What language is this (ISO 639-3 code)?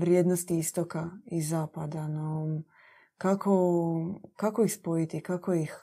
hrv